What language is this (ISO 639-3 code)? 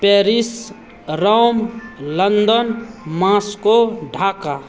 mai